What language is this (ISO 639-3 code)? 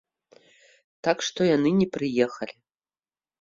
bel